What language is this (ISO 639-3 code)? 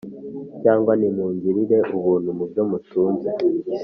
kin